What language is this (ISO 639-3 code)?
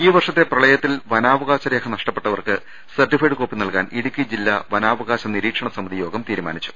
mal